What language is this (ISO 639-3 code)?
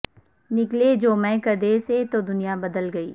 urd